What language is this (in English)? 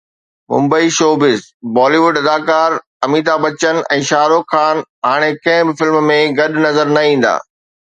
Sindhi